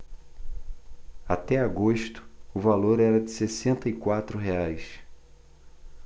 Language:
Portuguese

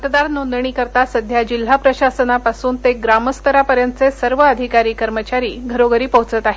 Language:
Marathi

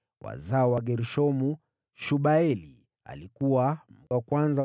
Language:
Swahili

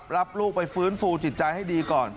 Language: Thai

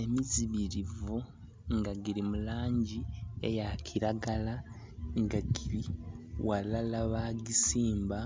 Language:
Soga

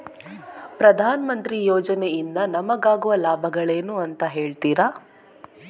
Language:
Kannada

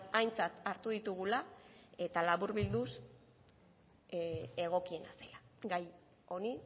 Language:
Basque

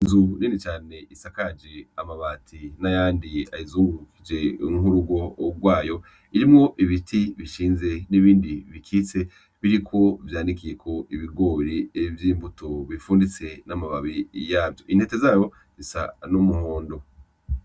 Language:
Rundi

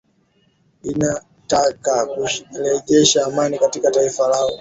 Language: Swahili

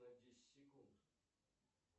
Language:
Russian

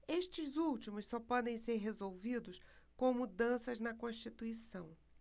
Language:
Portuguese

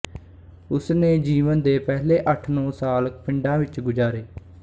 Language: Punjabi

